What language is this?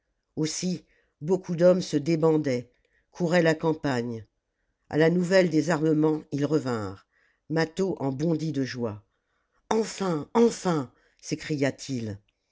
French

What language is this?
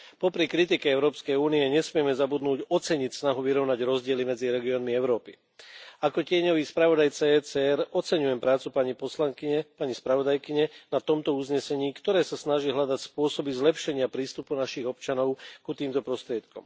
Slovak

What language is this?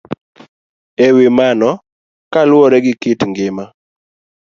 Luo (Kenya and Tanzania)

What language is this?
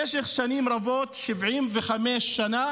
Hebrew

